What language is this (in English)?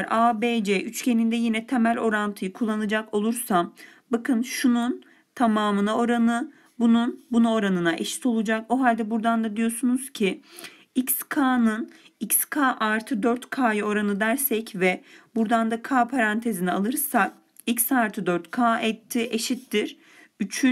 Turkish